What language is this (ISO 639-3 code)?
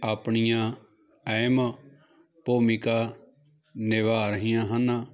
pan